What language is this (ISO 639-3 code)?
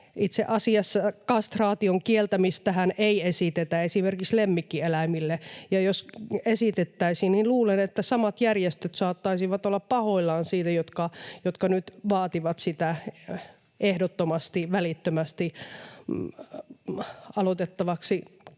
fin